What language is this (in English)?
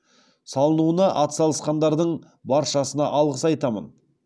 Kazakh